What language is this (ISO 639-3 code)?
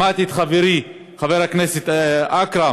heb